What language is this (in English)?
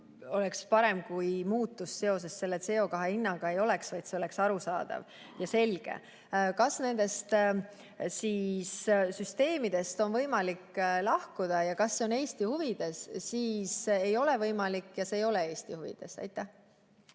Estonian